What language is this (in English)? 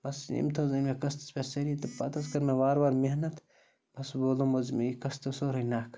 Kashmiri